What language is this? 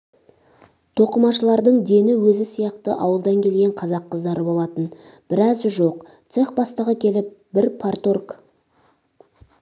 Kazakh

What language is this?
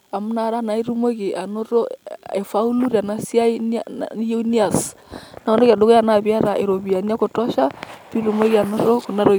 Masai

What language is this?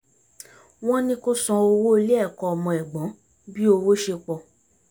Yoruba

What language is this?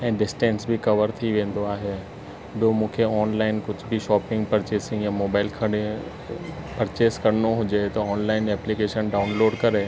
Sindhi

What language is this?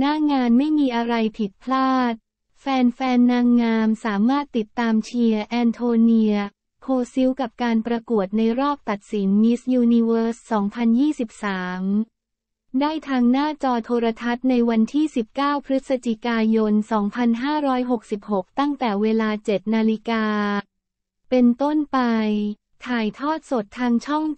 Thai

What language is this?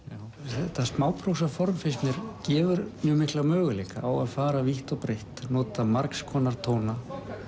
Icelandic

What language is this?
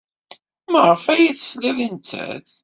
Kabyle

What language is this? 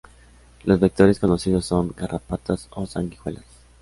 Spanish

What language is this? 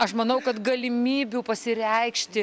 Lithuanian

